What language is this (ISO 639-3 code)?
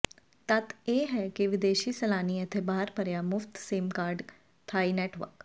pan